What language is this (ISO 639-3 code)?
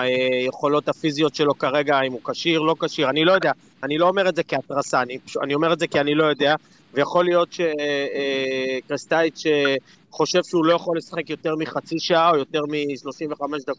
heb